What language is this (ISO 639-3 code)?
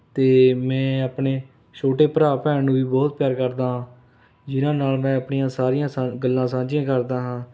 pan